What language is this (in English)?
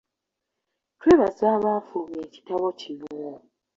Ganda